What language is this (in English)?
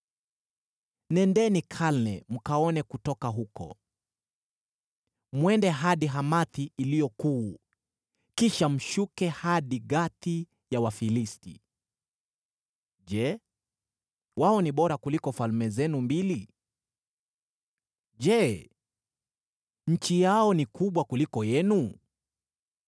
Swahili